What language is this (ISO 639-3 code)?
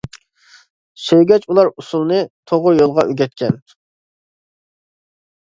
uig